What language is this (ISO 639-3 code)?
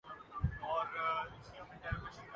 urd